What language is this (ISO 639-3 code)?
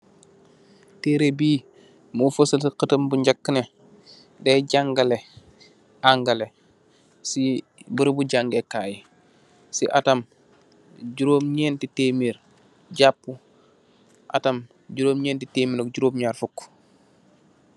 wol